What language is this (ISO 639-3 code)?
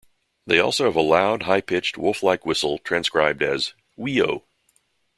eng